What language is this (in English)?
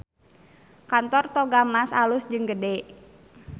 Sundanese